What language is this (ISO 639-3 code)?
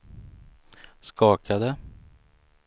swe